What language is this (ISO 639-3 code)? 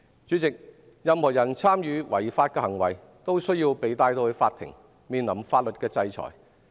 yue